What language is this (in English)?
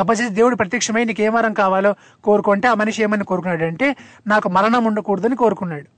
Telugu